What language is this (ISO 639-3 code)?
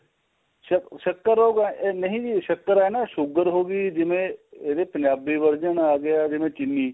pan